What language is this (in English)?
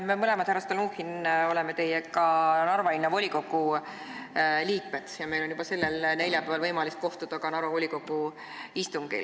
Estonian